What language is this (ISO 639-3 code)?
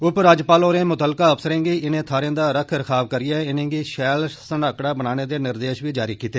doi